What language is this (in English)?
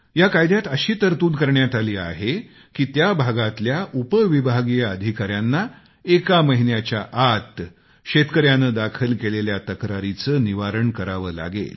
Marathi